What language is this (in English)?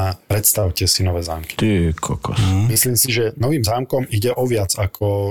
Slovak